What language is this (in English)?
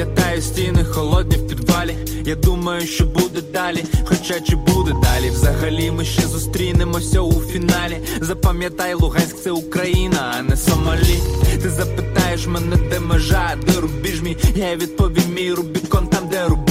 Ukrainian